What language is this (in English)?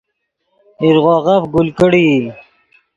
Yidgha